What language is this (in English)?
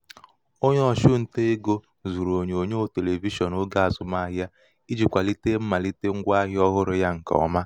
Igbo